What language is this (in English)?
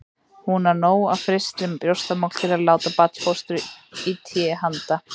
Icelandic